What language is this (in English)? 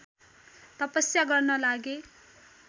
Nepali